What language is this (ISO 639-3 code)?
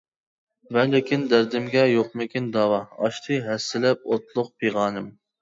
uig